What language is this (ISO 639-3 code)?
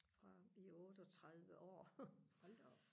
dan